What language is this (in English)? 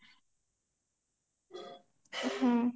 Odia